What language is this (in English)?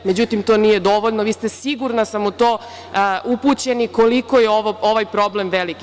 Serbian